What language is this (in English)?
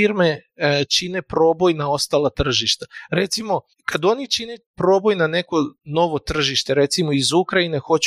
Croatian